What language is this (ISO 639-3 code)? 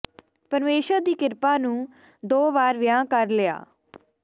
pan